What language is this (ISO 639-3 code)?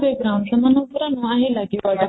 ori